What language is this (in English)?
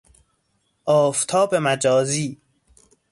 Persian